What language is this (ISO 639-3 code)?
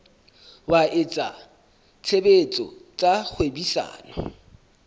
sot